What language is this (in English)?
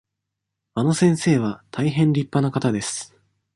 Japanese